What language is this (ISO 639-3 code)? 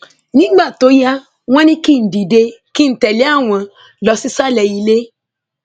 yor